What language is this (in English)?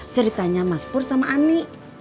Indonesian